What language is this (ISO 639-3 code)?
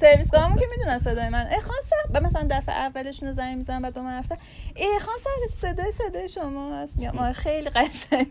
fas